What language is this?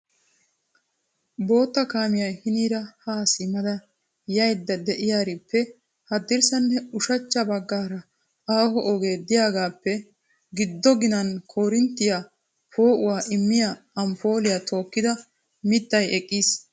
Wolaytta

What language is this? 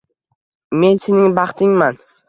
Uzbek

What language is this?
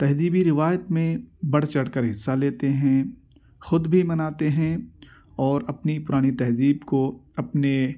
Urdu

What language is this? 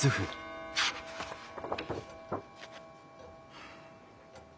Japanese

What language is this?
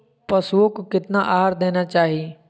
Magahi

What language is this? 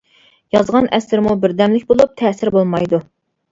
Uyghur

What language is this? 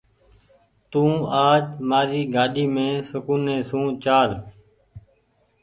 Goaria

